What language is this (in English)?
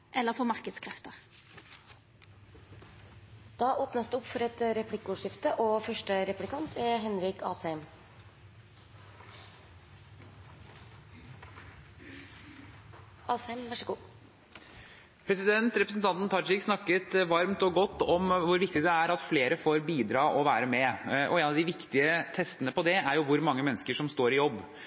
Norwegian